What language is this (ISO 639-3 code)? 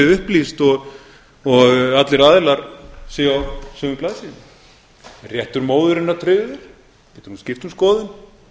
isl